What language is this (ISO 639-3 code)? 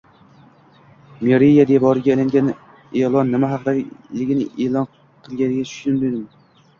uzb